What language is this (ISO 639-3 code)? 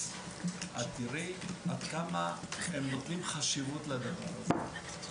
heb